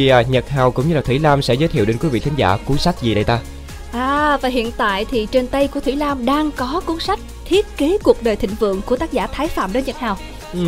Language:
Vietnamese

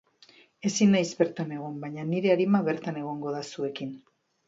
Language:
Basque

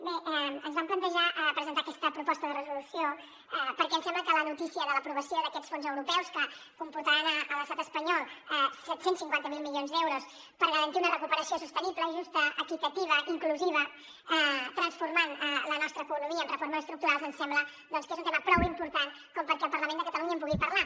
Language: Catalan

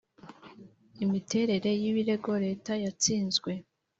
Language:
Kinyarwanda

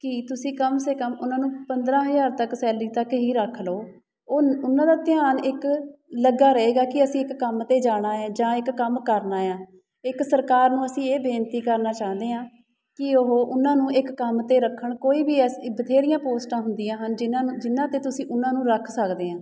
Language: Punjabi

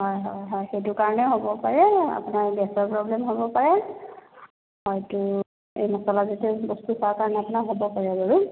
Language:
Assamese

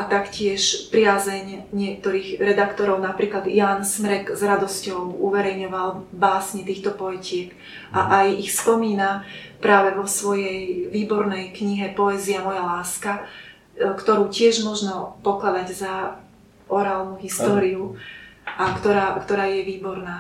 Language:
Slovak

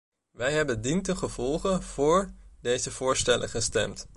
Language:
Dutch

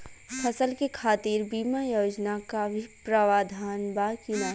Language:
Bhojpuri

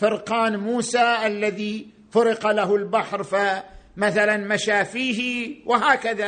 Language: Arabic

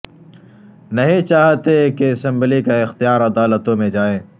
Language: Urdu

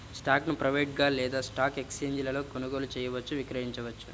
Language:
Telugu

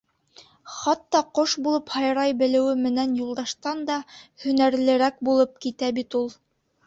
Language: Bashkir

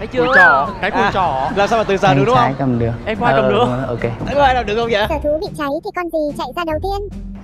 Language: Vietnamese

